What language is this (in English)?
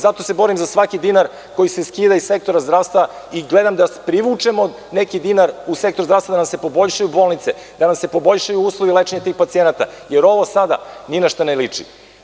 Serbian